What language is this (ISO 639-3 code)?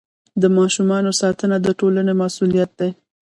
pus